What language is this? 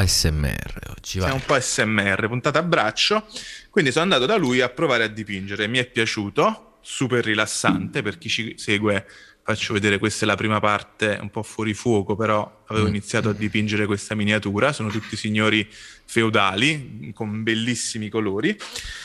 Italian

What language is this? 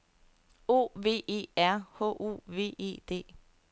Danish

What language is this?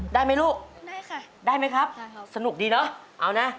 Thai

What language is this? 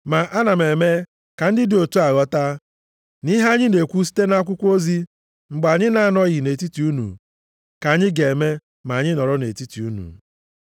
Igbo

